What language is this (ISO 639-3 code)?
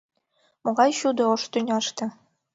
chm